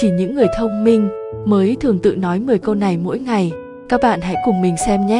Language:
Vietnamese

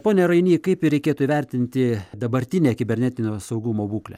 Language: Lithuanian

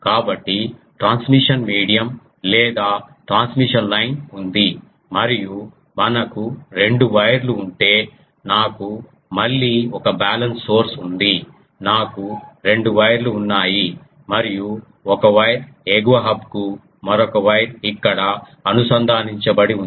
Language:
Telugu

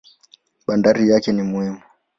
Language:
Swahili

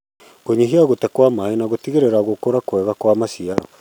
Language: Kikuyu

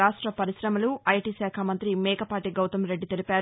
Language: Telugu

